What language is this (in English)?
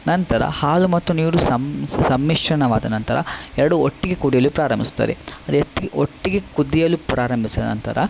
Kannada